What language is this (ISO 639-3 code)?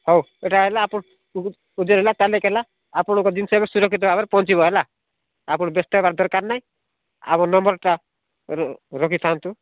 ori